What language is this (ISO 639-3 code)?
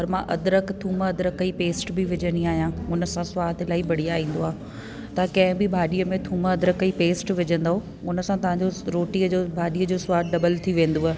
snd